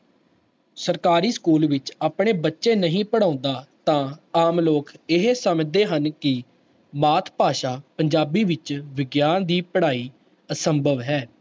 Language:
Punjabi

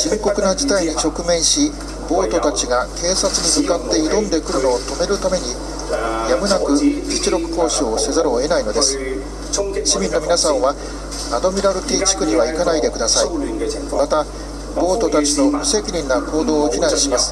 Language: Japanese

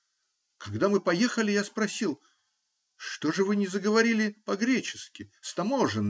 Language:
Russian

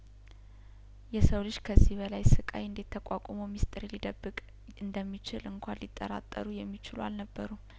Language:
Amharic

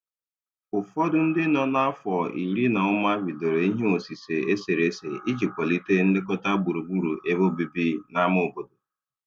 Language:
Igbo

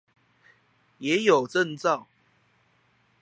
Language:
Chinese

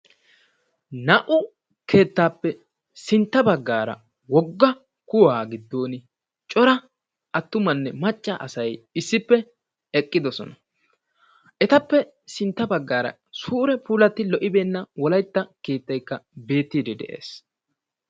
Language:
Wolaytta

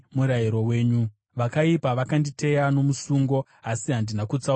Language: Shona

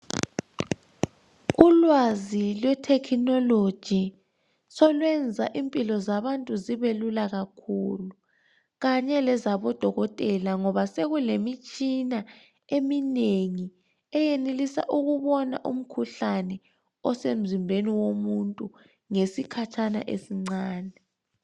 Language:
North Ndebele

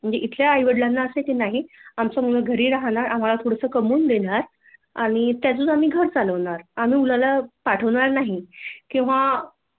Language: Marathi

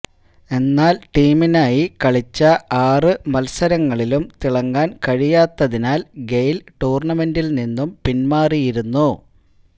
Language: Malayalam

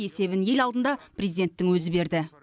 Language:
Kazakh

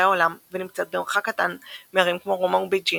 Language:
Hebrew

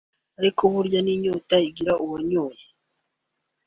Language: Kinyarwanda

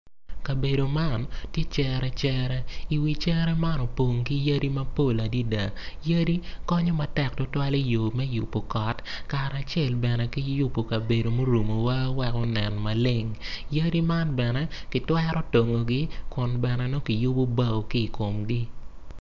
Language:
Acoli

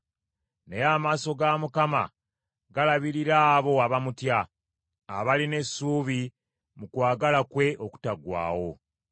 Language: Ganda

